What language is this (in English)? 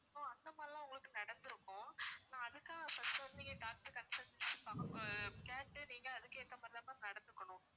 Tamil